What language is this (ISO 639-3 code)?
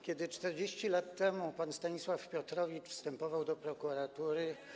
pol